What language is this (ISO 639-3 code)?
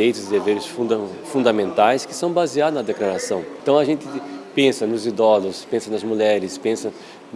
por